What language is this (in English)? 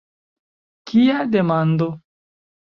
Esperanto